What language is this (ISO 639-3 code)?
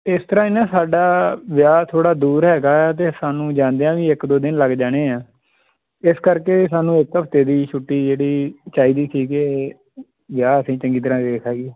pan